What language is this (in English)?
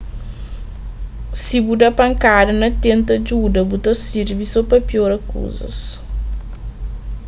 Kabuverdianu